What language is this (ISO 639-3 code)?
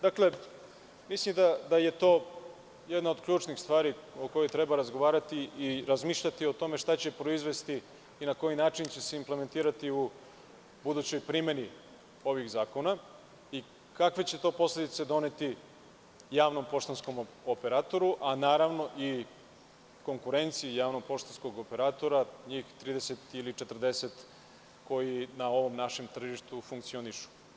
srp